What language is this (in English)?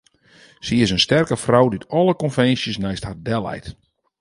Western Frisian